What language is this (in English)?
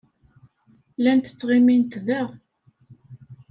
Kabyle